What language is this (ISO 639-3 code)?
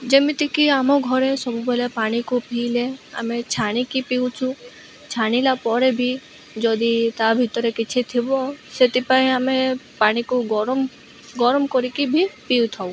ori